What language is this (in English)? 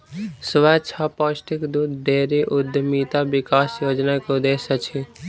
Maithili